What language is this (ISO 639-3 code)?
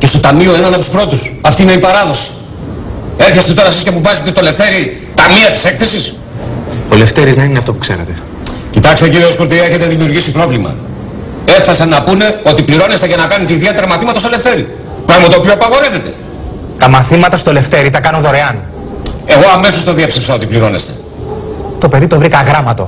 ell